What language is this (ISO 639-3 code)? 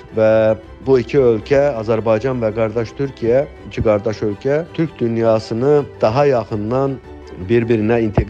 tur